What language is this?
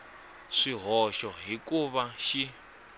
Tsonga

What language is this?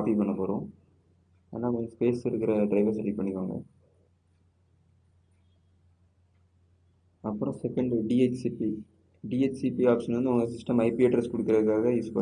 Tamil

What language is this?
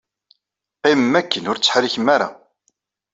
Kabyle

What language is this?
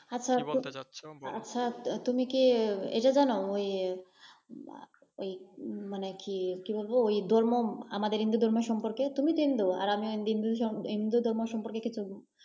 Bangla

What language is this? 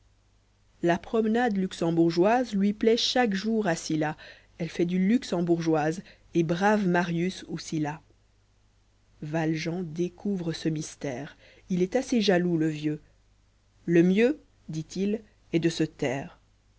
French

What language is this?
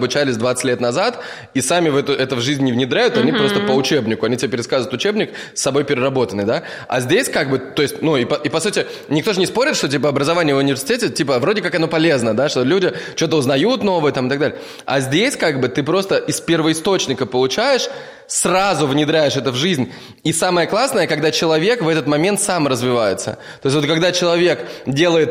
Russian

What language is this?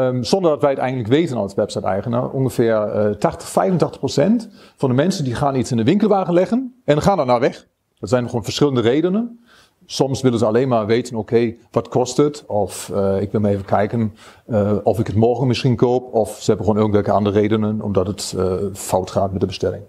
Dutch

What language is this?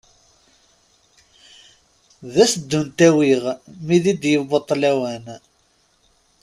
Kabyle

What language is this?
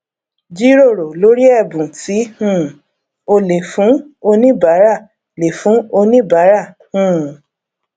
Yoruba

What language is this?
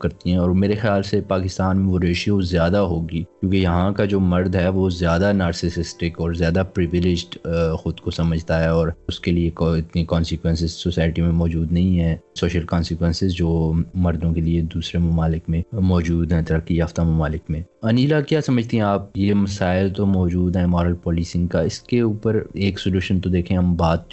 Urdu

